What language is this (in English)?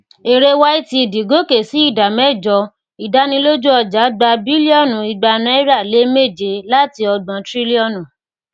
Yoruba